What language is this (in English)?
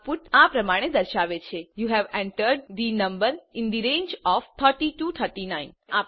Gujarati